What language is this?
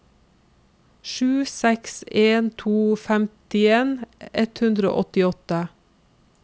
Norwegian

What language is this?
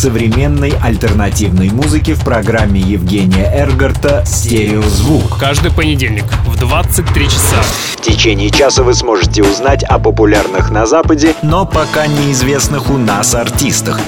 Russian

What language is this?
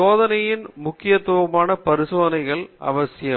Tamil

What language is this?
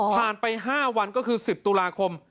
Thai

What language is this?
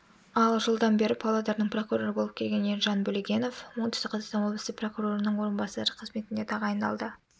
Kazakh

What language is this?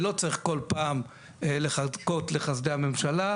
Hebrew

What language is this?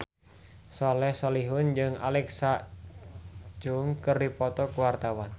Sundanese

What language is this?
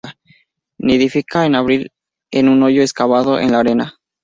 Spanish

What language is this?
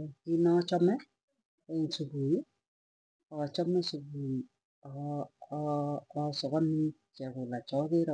Tugen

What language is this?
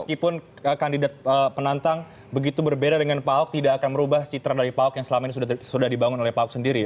Indonesian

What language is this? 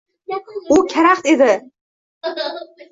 Uzbek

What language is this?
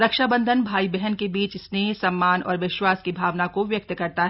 Hindi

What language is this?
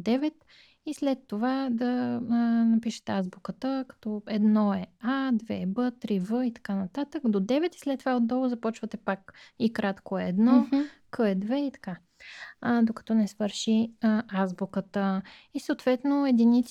Bulgarian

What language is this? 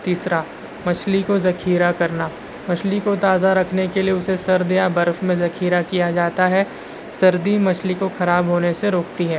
Urdu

